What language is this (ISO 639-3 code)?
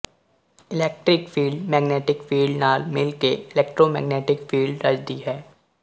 pan